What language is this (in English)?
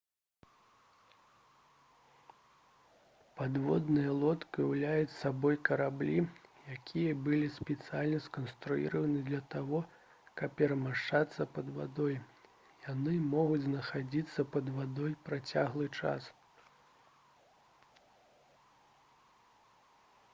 Belarusian